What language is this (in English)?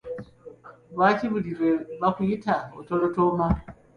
Ganda